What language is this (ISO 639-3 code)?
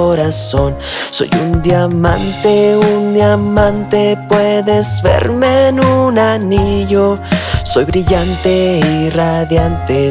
spa